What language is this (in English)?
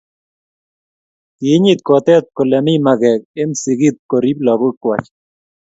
Kalenjin